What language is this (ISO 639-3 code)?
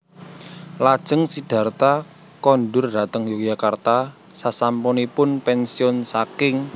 jav